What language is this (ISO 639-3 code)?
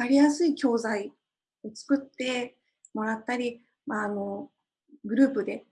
jpn